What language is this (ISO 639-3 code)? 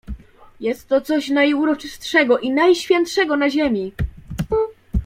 pol